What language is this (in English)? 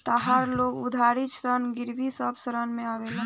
Bhojpuri